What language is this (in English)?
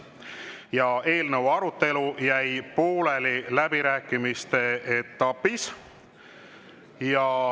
Estonian